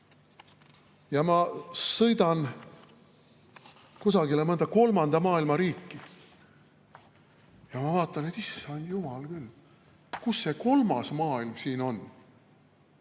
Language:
Estonian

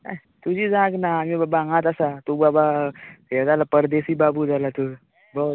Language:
Konkani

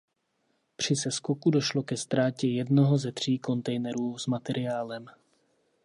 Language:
Czech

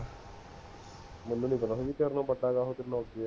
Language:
Punjabi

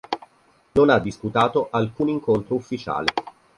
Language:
Italian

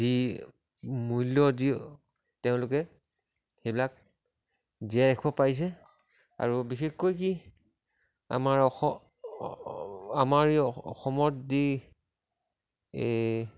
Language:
Assamese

